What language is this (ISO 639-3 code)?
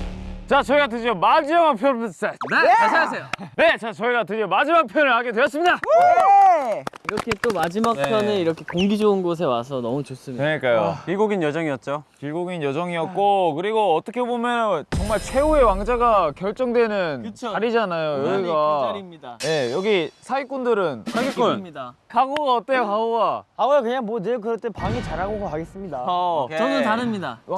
kor